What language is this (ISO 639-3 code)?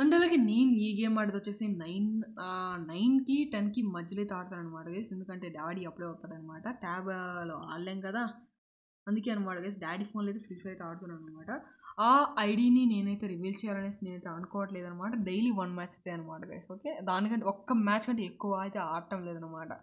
hin